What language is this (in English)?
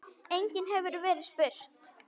Icelandic